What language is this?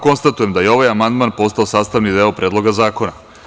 Serbian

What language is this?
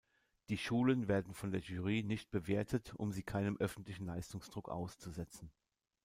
German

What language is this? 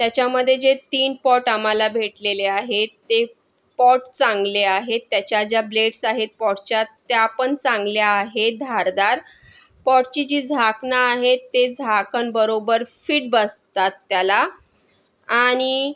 Marathi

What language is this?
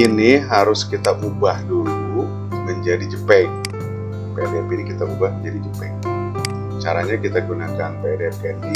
Indonesian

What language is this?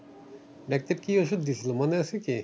Bangla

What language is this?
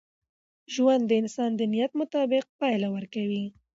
Pashto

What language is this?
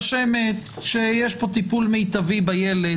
Hebrew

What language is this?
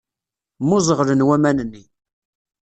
Kabyle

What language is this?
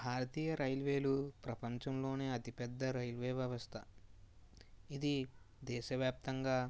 Telugu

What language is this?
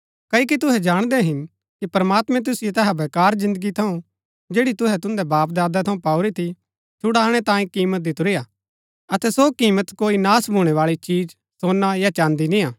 Gaddi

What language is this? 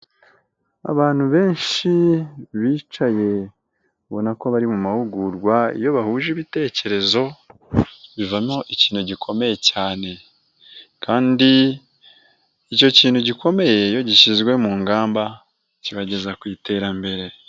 Kinyarwanda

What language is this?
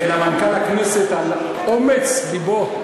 Hebrew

